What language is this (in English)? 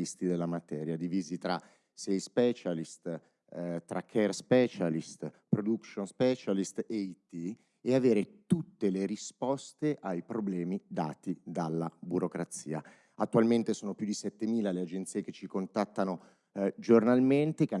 Italian